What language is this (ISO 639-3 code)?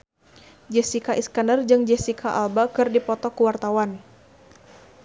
sun